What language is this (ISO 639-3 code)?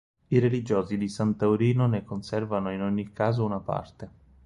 ita